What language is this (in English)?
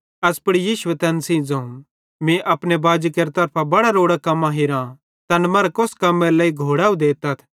Bhadrawahi